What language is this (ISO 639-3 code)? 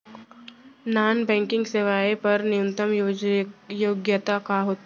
hne